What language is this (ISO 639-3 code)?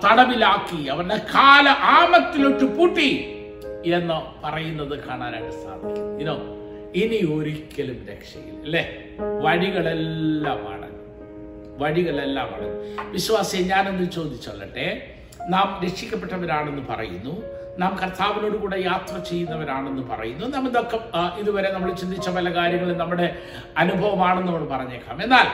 mal